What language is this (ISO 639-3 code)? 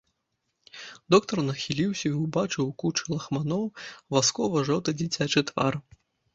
bel